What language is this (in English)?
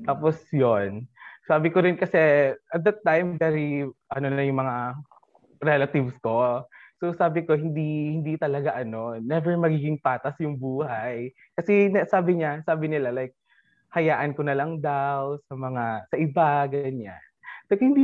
Filipino